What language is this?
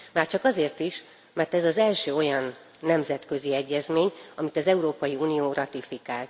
Hungarian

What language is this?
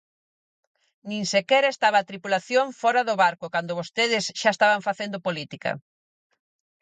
Galician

